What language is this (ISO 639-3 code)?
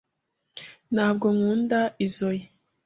kin